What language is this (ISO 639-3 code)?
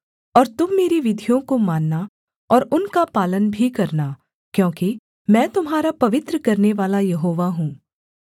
hin